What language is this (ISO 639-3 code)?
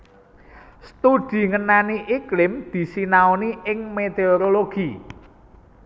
jav